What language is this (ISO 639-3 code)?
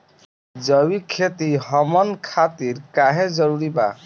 bho